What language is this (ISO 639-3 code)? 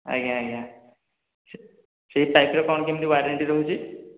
ori